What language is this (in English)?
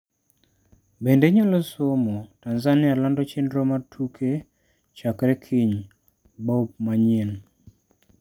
Luo (Kenya and Tanzania)